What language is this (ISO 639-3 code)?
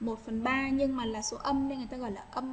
vie